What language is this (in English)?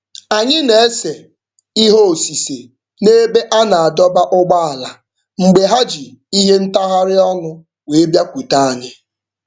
Igbo